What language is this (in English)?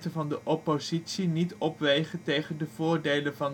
Dutch